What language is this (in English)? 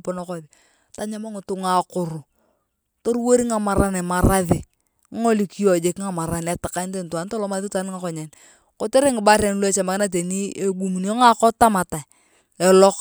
Turkana